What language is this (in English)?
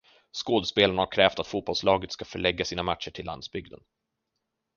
Swedish